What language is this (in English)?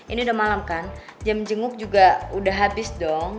Indonesian